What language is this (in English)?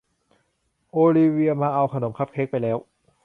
Thai